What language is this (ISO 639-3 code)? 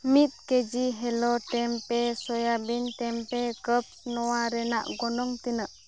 sat